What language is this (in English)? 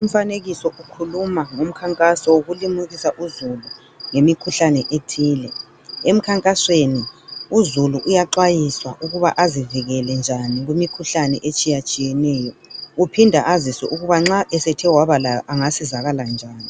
North Ndebele